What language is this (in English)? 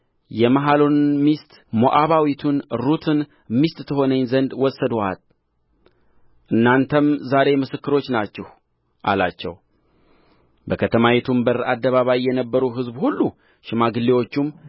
Amharic